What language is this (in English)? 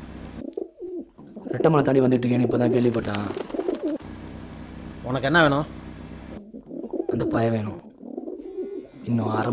Tamil